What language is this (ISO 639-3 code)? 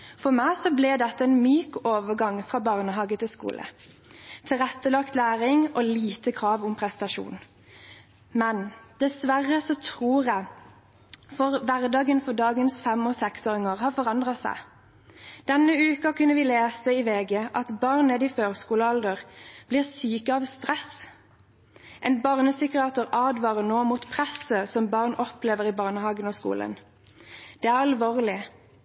nob